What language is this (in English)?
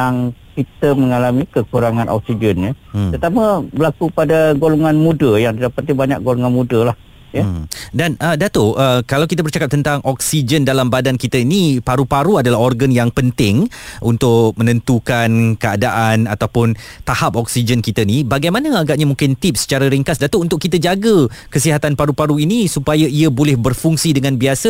Malay